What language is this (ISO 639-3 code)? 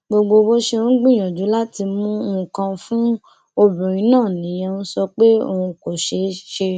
yor